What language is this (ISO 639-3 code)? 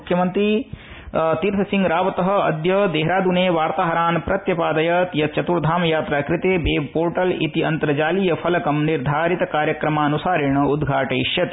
san